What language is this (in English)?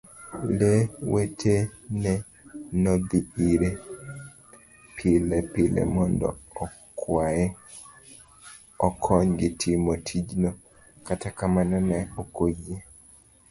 Luo (Kenya and Tanzania)